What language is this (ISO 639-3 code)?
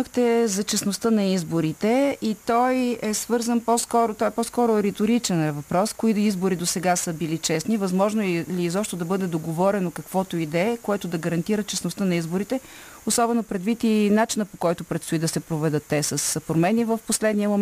bul